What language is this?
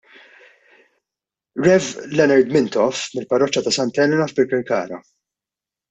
Maltese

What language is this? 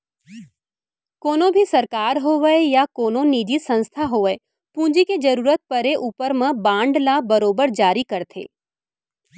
Chhattisgarhi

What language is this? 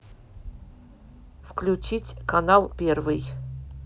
Russian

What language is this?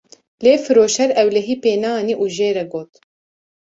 Kurdish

